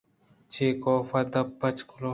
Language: Eastern Balochi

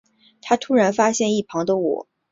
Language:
Chinese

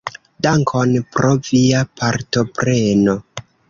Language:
Esperanto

